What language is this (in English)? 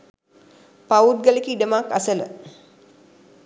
Sinhala